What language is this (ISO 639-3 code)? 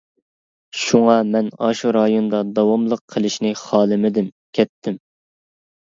uig